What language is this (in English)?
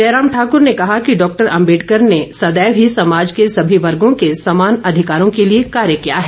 Hindi